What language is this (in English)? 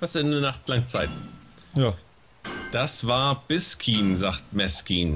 German